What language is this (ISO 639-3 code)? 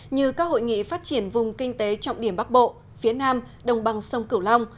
vie